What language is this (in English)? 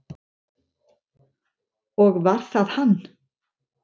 Icelandic